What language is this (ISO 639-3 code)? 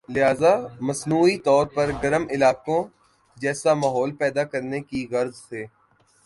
urd